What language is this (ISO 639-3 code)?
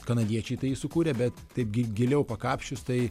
lit